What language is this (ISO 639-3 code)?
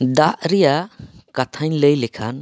sat